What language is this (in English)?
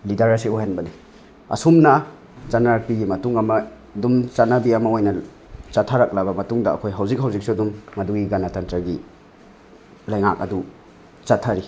Manipuri